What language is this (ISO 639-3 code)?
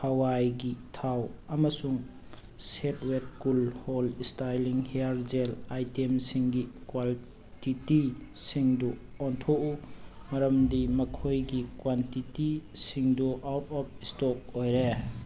mni